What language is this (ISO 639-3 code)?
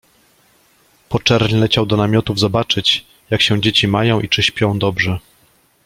pol